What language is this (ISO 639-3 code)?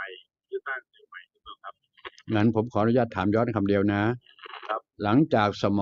tha